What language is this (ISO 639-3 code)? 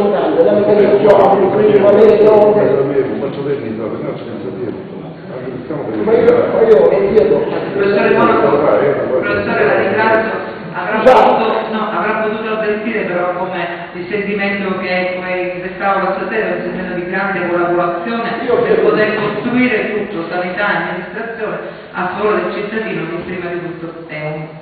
ita